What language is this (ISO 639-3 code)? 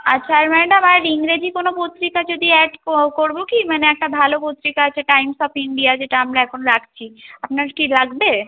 ben